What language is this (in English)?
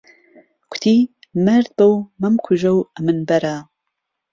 Central Kurdish